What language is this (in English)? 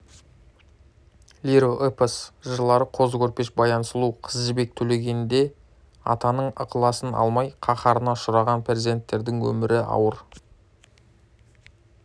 Kazakh